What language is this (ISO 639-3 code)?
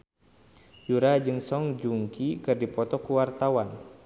sun